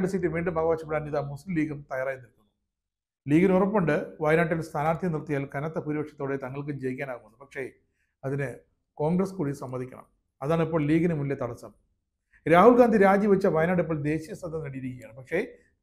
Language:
Malayalam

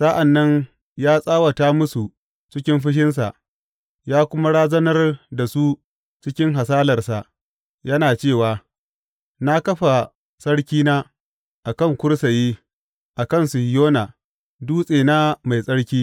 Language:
Hausa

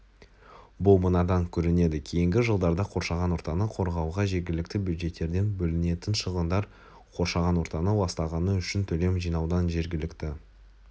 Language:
Kazakh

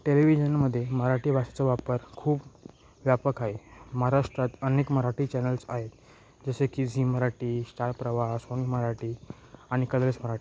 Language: Marathi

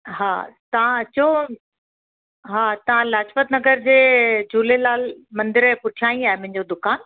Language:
Sindhi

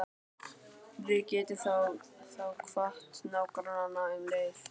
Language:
Icelandic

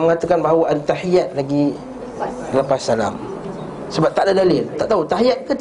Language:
Malay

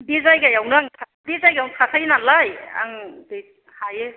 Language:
Bodo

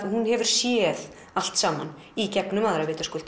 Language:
Icelandic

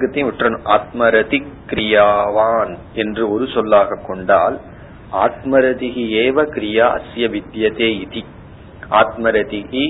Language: Tamil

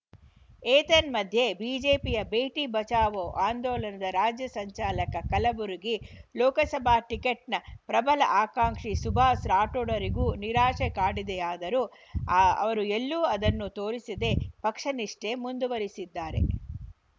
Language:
Kannada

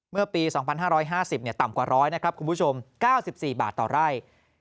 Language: Thai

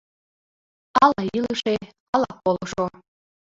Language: Mari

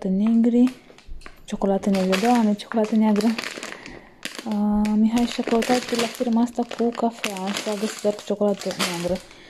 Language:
Romanian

